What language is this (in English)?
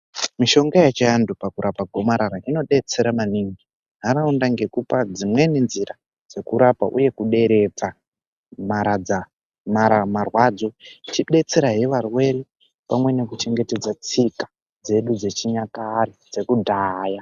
Ndau